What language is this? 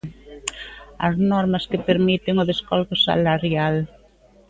Galician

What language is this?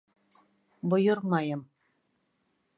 Bashkir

